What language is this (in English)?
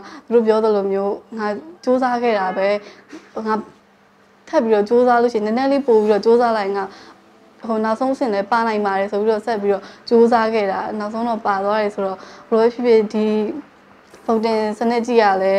Thai